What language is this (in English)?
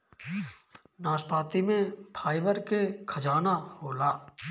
Bhojpuri